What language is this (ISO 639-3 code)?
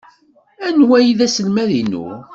kab